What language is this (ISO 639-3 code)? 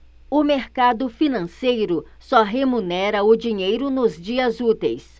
por